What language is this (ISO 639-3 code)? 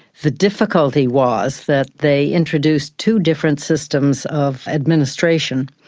eng